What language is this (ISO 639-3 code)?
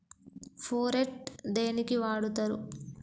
tel